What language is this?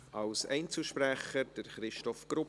Swiss German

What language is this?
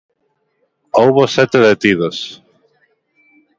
Galician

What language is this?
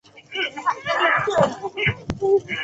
Chinese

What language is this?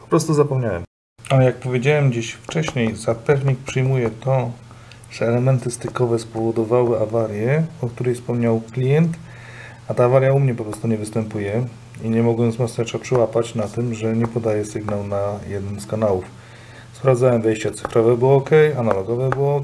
Polish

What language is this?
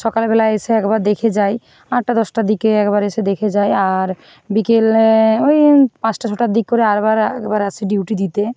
Bangla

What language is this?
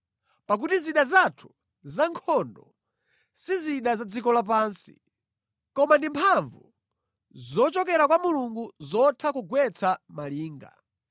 Nyanja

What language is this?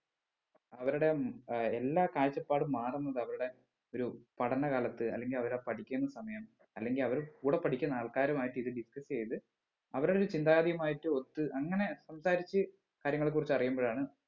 Malayalam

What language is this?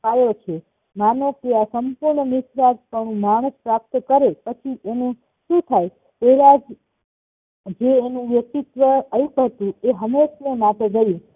Gujarati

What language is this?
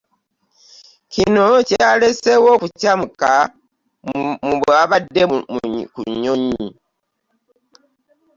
Ganda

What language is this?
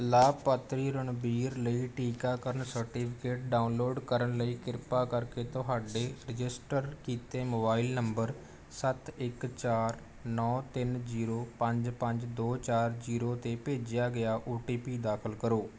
Punjabi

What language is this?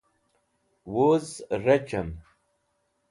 Wakhi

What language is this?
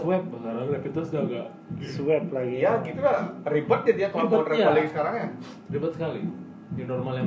Indonesian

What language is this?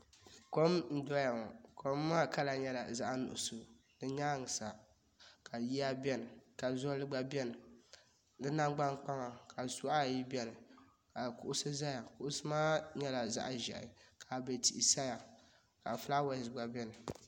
Dagbani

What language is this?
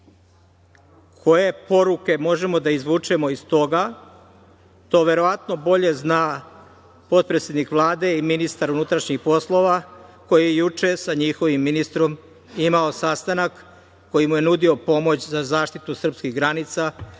Serbian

